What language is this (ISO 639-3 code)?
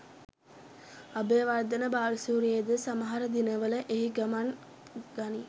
sin